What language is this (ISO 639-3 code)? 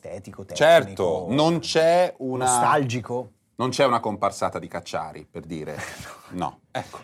ita